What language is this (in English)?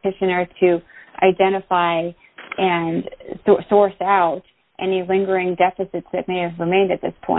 English